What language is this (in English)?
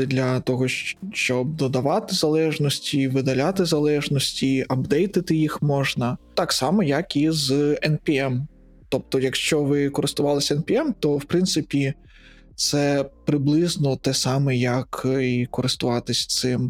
Ukrainian